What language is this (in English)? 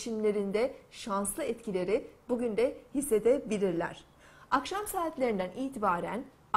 Turkish